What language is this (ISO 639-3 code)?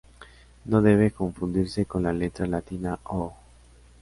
spa